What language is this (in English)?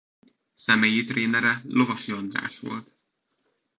Hungarian